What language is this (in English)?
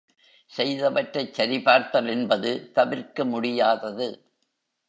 Tamil